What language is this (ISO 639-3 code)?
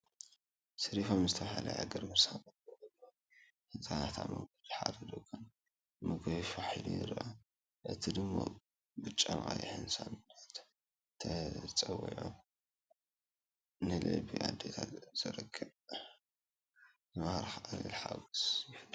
tir